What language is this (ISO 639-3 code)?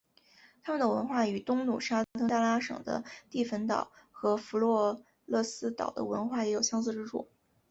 zho